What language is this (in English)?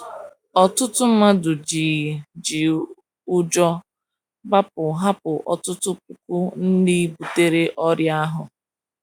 Igbo